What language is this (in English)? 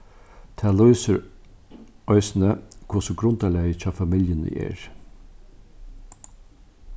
Faroese